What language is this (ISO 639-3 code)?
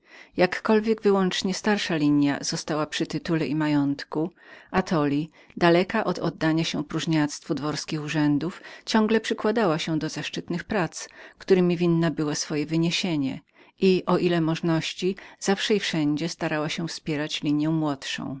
pol